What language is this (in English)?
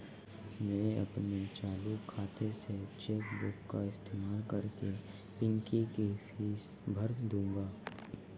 Hindi